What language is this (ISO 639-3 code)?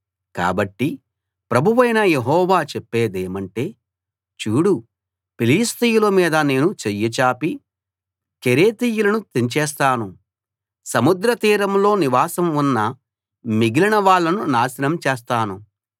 tel